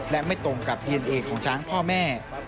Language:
Thai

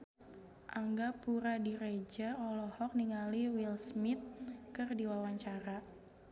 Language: Sundanese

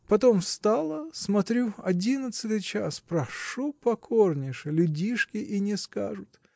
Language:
Russian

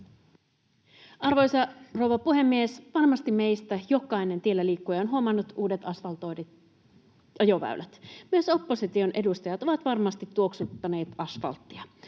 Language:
Finnish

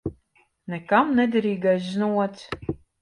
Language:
Latvian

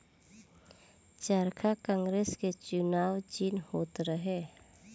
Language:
Bhojpuri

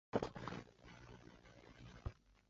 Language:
Chinese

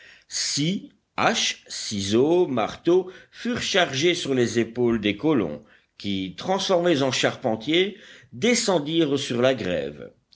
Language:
French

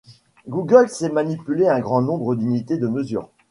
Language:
French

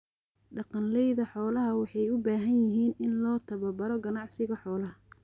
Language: Somali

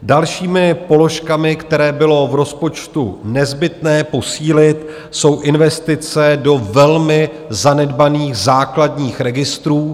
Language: Czech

